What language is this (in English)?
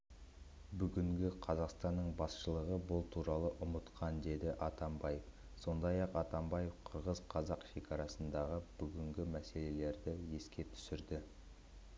Kazakh